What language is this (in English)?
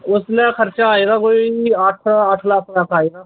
Dogri